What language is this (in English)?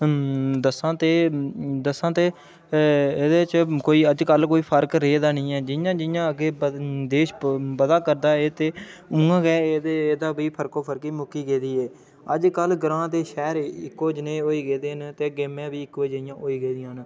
Dogri